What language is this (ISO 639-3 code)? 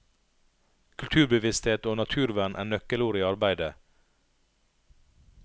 nor